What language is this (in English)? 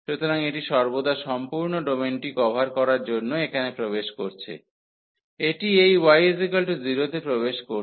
Bangla